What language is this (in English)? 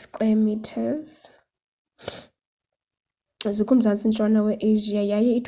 Xhosa